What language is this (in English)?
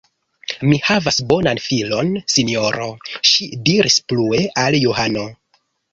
Esperanto